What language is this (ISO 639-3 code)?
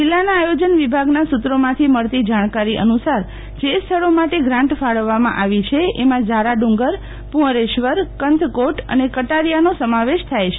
guj